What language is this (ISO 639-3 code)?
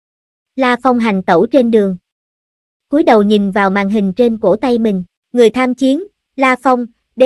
vie